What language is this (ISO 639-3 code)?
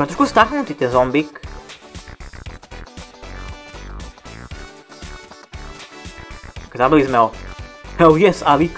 ces